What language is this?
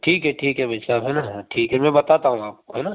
Hindi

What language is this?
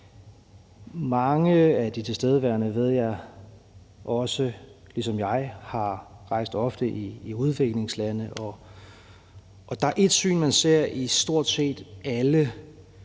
Danish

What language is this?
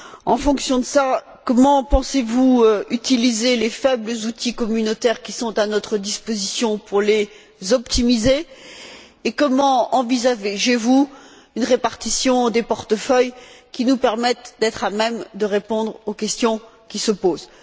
French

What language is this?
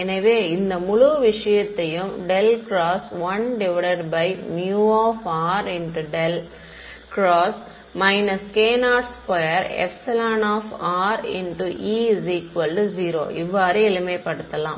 Tamil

